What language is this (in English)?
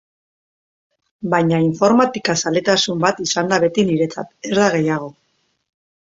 Basque